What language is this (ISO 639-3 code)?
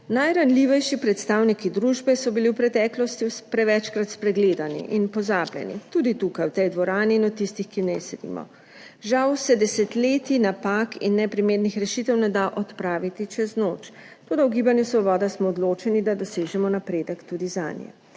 slv